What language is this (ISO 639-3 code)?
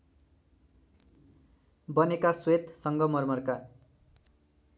nep